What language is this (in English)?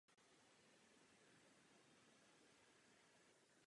Czech